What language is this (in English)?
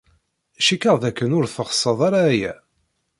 Kabyle